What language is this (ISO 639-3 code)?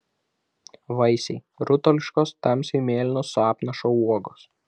lit